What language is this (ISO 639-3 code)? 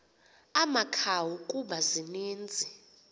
xho